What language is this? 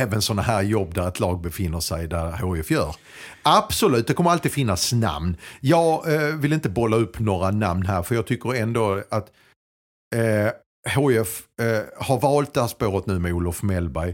Swedish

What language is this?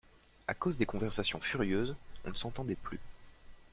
French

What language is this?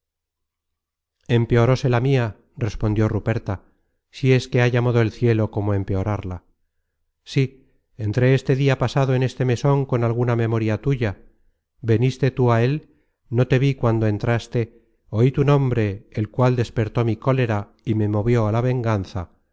Spanish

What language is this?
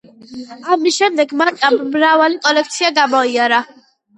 Georgian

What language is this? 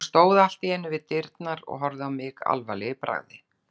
Icelandic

